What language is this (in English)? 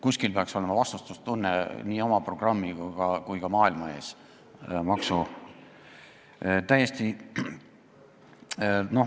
Estonian